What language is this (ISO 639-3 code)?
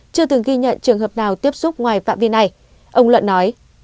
vie